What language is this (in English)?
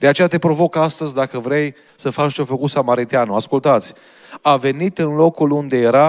Romanian